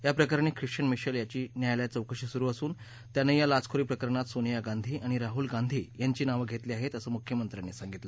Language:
Marathi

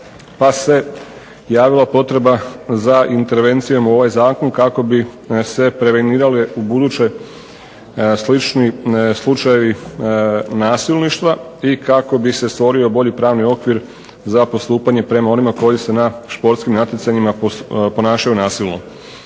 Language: Croatian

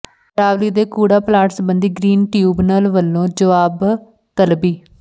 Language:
Punjabi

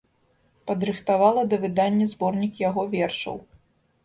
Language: Belarusian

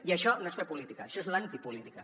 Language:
Catalan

